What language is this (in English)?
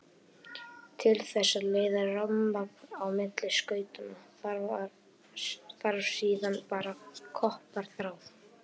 Icelandic